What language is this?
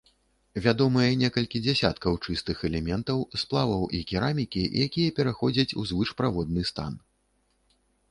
Belarusian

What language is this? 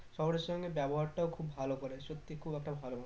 Bangla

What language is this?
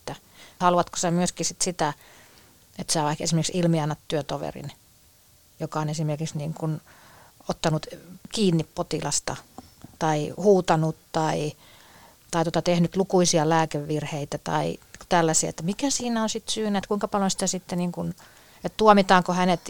Finnish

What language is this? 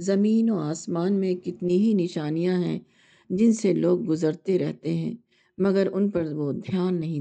Urdu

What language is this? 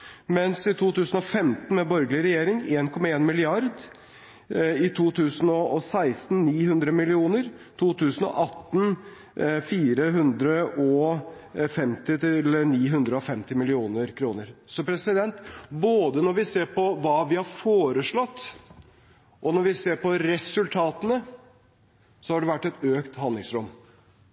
Norwegian Bokmål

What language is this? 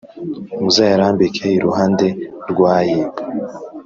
Kinyarwanda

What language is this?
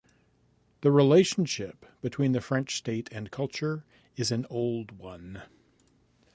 English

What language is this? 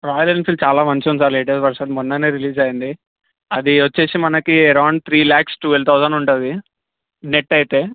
Telugu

